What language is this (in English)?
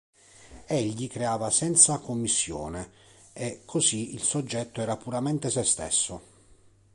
Italian